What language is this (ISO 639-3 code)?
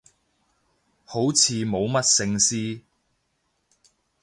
yue